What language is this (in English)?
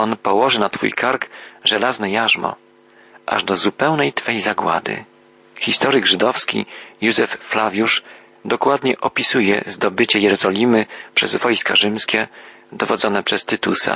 Polish